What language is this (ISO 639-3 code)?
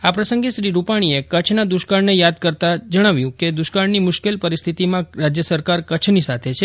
guj